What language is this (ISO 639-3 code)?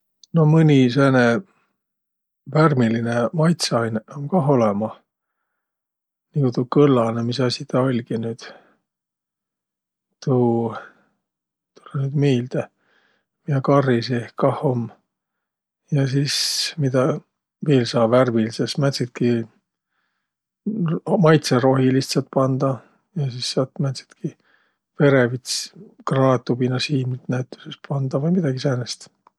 vro